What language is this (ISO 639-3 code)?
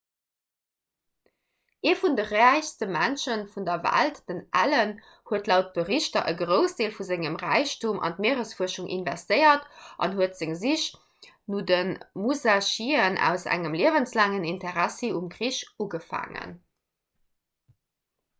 ltz